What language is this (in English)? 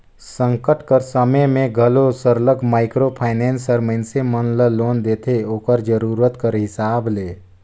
Chhattisgarhi